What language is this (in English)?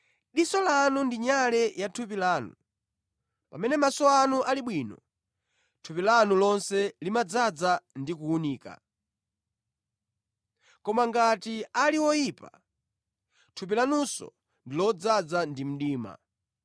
Nyanja